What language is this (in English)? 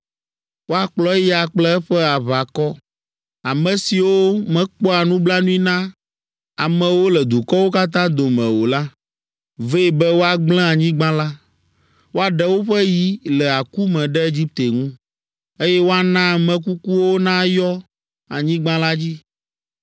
Ewe